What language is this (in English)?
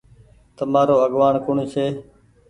Goaria